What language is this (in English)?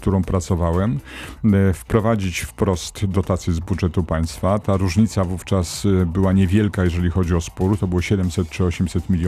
Polish